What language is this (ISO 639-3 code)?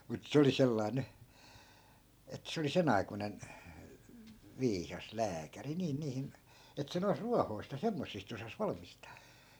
fin